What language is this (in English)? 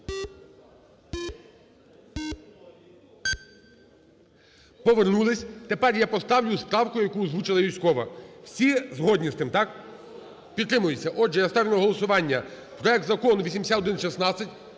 Ukrainian